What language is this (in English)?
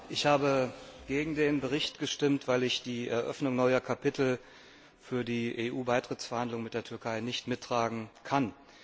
German